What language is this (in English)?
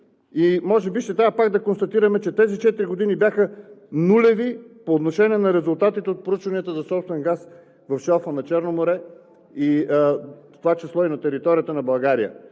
Bulgarian